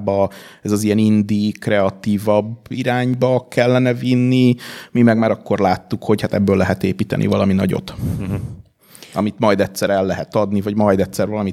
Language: Hungarian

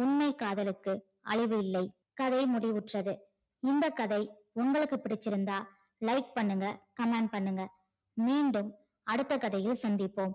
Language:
Tamil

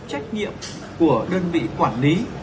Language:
Vietnamese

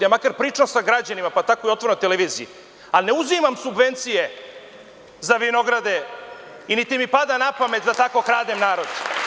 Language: Serbian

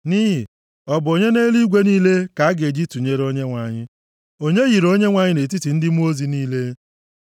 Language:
Igbo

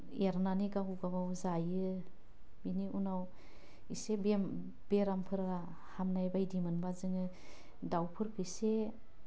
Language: Bodo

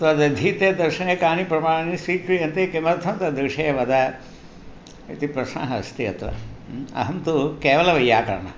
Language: Sanskrit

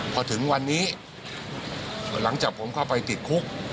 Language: Thai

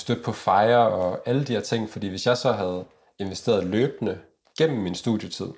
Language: Danish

